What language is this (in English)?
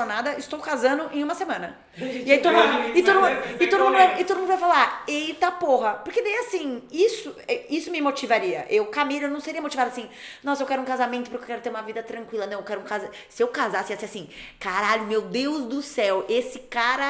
Portuguese